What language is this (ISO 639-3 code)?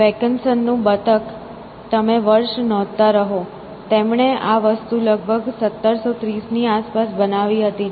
guj